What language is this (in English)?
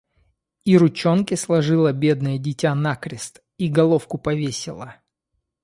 Russian